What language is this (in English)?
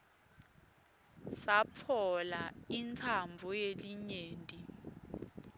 Swati